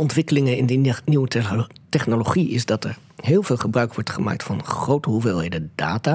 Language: Dutch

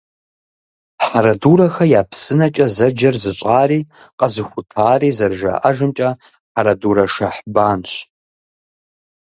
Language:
Kabardian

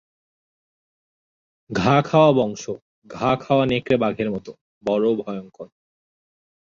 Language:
Bangla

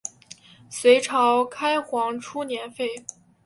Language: Chinese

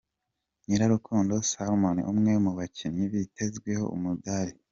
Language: Kinyarwanda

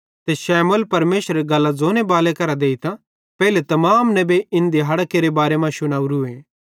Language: Bhadrawahi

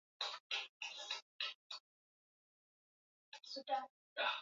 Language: Swahili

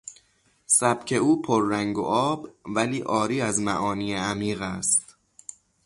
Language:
Persian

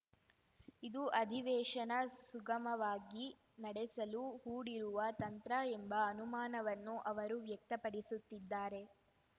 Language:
Kannada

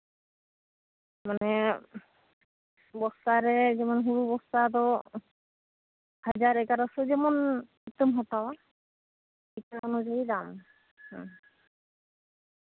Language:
Santali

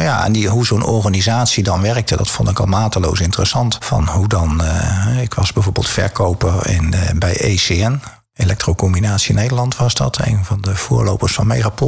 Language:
Dutch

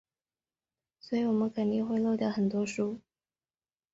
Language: Chinese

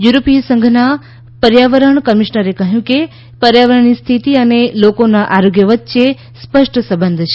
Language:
Gujarati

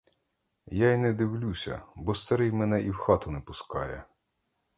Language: Ukrainian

